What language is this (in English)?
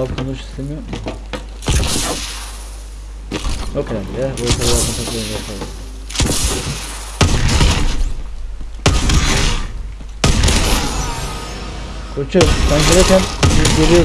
Turkish